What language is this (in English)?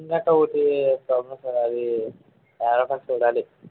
Telugu